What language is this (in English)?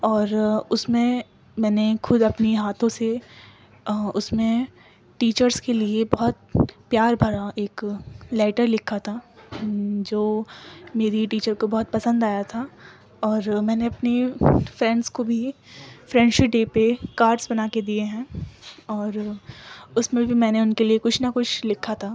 Urdu